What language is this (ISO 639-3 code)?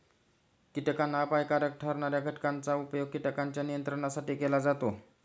mar